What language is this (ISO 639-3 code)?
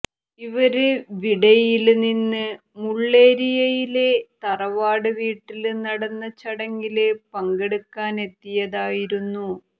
mal